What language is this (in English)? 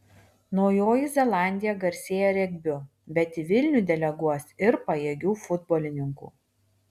Lithuanian